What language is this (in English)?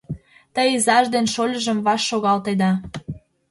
Mari